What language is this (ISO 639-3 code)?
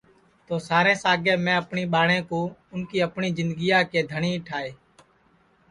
ssi